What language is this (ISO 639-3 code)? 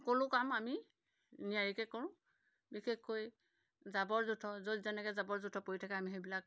asm